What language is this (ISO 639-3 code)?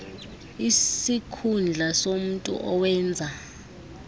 xho